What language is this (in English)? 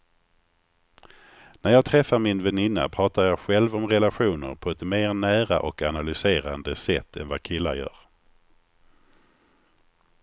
Swedish